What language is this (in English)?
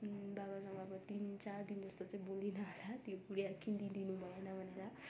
Nepali